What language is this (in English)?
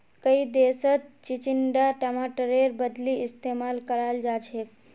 Magahi